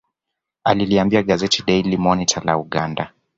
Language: Swahili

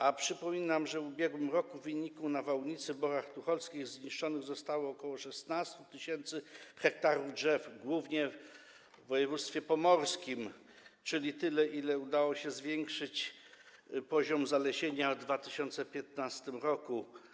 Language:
Polish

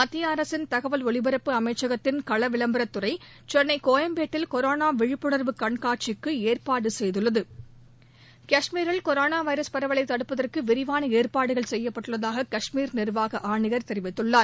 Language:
Tamil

